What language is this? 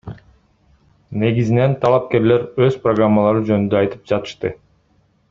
Kyrgyz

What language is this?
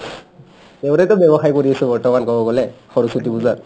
Assamese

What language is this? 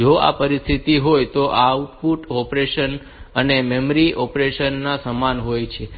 Gujarati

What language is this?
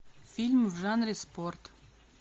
Russian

